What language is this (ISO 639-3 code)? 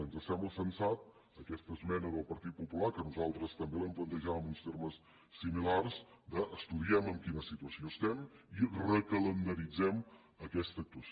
cat